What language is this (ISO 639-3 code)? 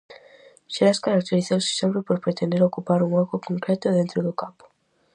glg